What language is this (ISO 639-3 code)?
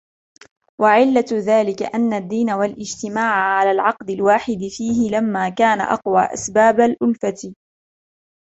ara